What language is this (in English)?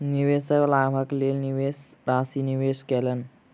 Maithili